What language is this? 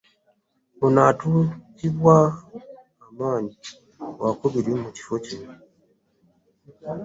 Ganda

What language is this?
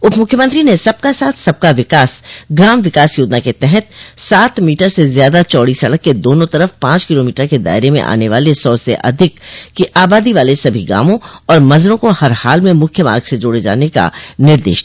Hindi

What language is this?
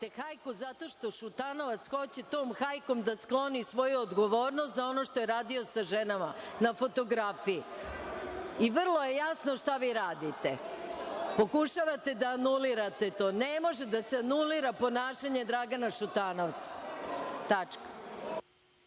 Serbian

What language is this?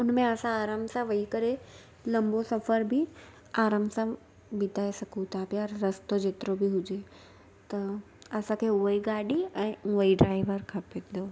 Sindhi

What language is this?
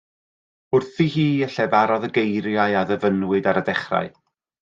Welsh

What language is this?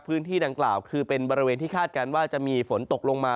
Thai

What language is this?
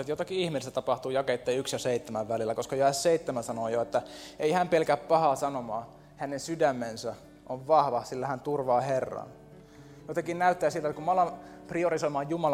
Finnish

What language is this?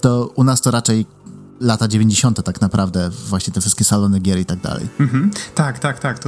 Polish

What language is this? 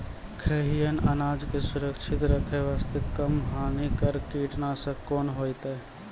Maithili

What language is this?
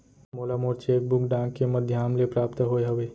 Chhattisgarhi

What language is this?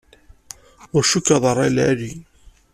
Kabyle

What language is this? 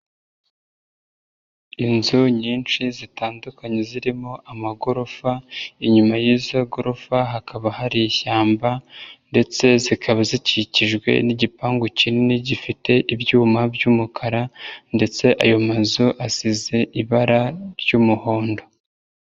Kinyarwanda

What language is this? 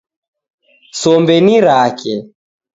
Taita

